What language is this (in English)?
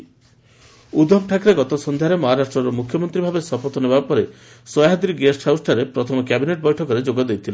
Odia